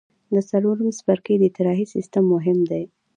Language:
Pashto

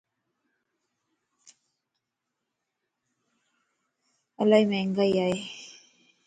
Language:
Lasi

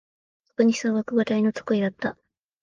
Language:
Japanese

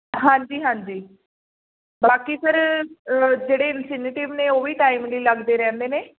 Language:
Punjabi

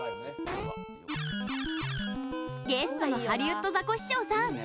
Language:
Japanese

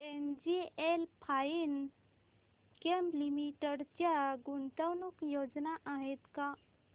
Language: Marathi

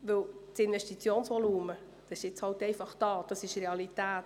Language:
Swiss German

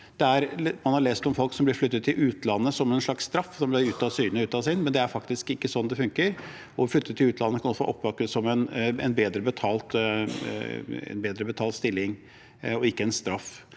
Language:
Norwegian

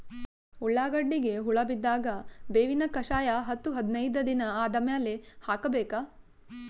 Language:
Kannada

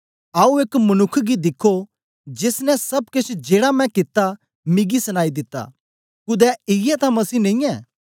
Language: Dogri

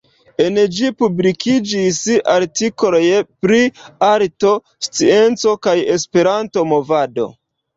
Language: Esperanto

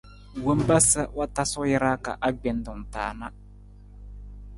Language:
Nawdm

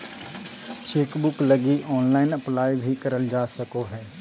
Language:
Magahi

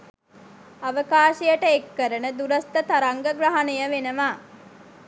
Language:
Sinhala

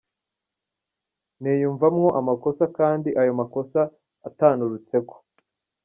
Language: Kinyarwanda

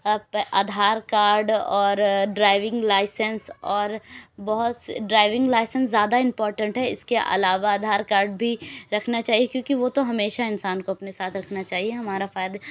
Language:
Urdu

